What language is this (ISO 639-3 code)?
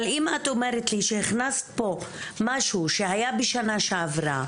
heb